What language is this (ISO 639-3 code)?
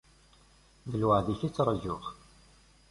kab